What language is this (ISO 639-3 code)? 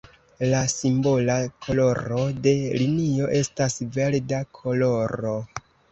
epo